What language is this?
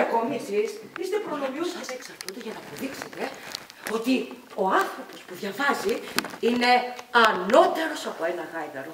Greek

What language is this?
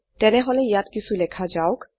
Assamese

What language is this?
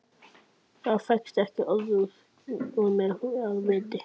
Icelandic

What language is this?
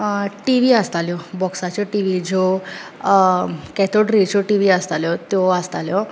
Konkani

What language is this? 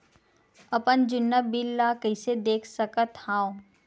Chhattisgarhi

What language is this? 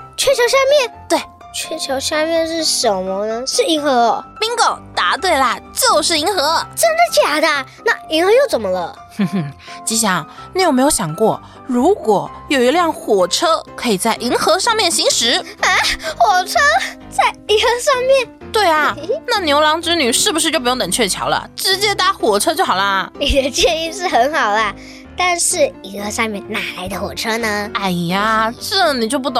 Chinese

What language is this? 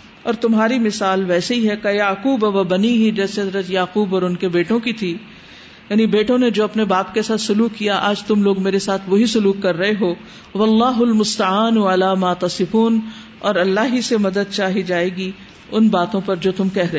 Urdu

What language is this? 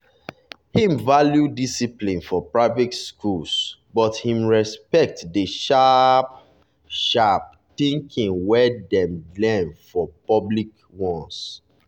Nigerian Pidgin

